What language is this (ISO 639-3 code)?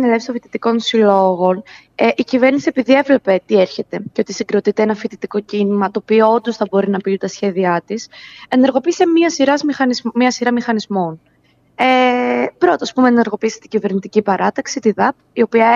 ell